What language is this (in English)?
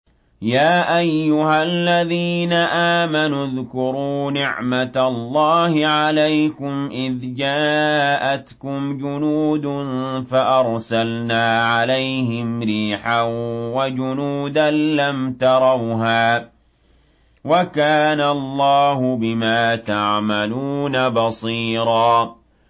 Arabic